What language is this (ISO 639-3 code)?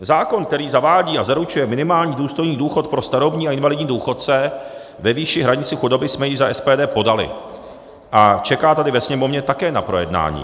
ces